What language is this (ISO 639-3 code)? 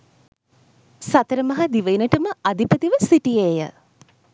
sin